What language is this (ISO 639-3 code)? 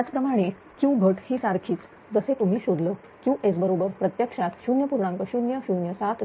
mar